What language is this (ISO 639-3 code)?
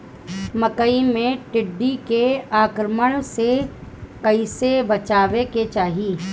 bho